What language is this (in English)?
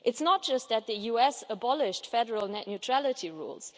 English